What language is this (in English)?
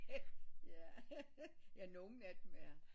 Danish